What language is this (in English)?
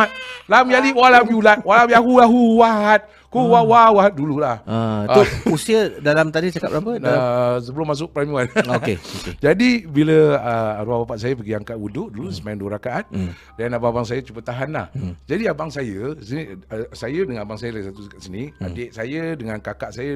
Malay